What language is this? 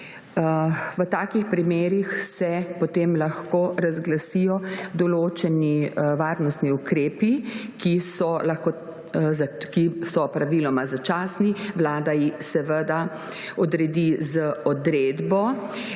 Slovenian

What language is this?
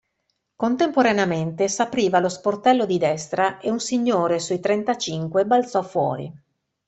Italian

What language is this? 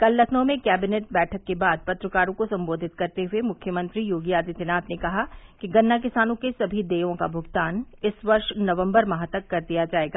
Hindi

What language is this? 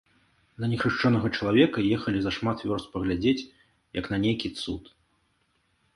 Belarusian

